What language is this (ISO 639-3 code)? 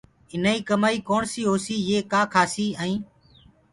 ggg